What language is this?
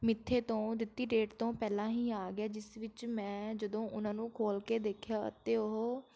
Punjabi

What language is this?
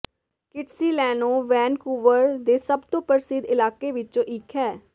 Punjabi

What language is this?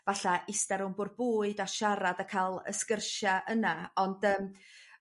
Welsh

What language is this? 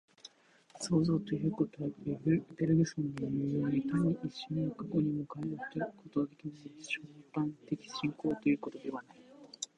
Japanese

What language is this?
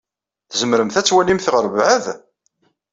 Kabyle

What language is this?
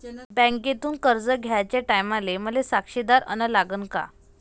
Marathi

